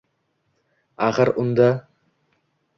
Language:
Uzbek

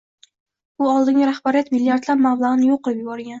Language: Uzbek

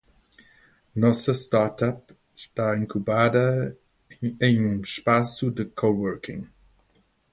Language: Portuguese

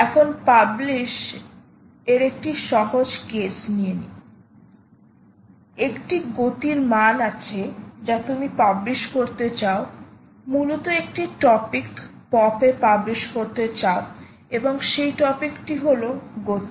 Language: Bangla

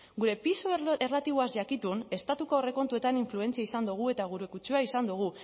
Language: Basque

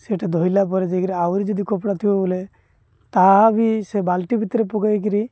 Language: Odia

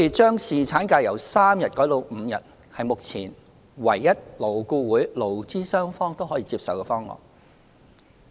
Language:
Cantonese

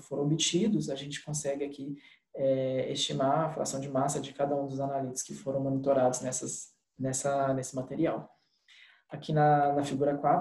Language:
Portuguese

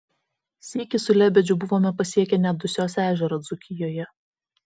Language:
Lithuanian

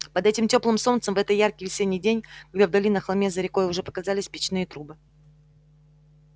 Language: Russian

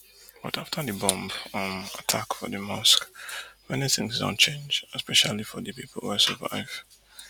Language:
Nigerian Pidgin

